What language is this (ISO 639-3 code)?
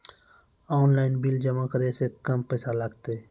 mai